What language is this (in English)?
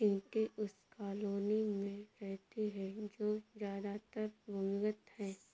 Hindi